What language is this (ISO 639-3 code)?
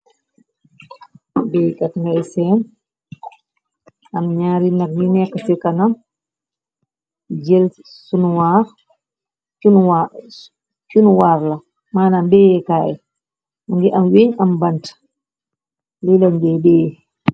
wol